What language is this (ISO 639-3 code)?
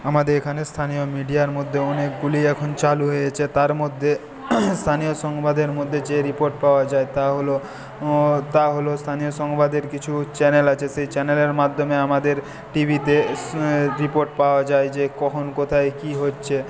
ben